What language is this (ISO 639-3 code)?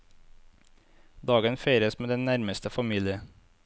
nor